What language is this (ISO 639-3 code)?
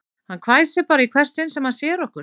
isl